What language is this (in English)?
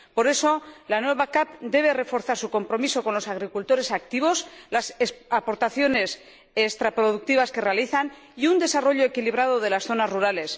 Spanish